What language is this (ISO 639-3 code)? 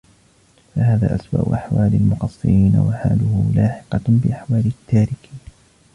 ara